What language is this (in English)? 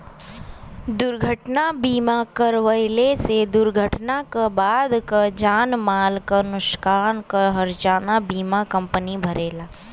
Bhojpuri